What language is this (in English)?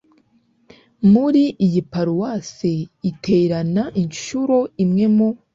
Kinyarwanda